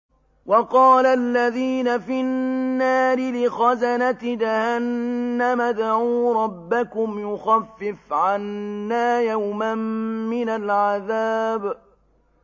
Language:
Arabic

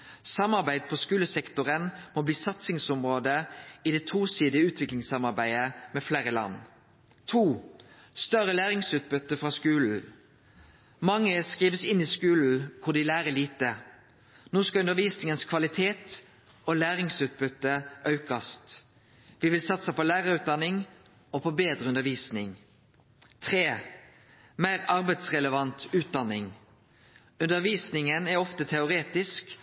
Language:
Norwegian Nynorsk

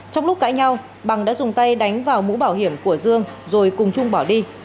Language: Vietnamese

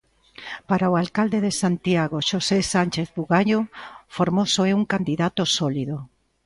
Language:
Galician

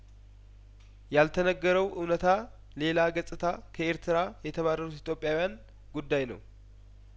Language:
Amharic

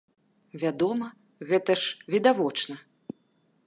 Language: Belarusian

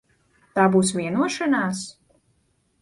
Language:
Latvian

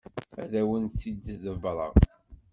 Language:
Kabyle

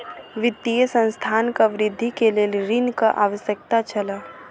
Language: Maithili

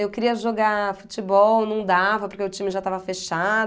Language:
Portuguese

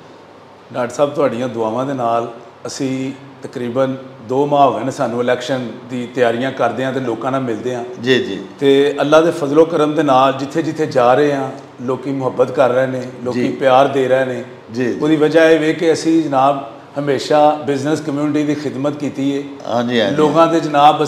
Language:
Punjabi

